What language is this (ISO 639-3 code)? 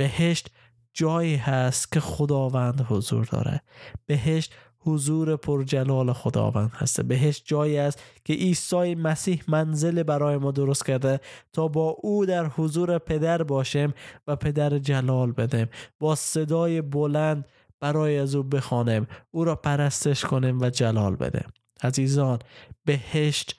fas